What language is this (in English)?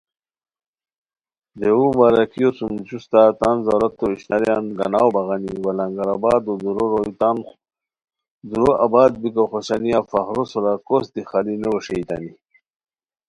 Khowar